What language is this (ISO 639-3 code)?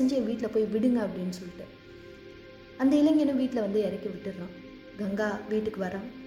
tam